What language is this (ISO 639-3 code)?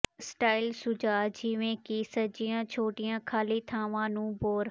pan